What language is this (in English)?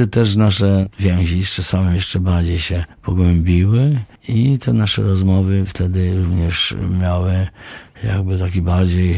Polish